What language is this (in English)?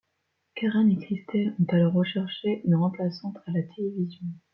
French